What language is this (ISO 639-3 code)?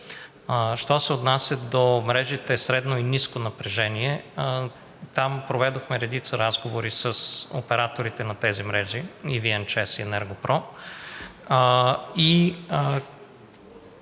bul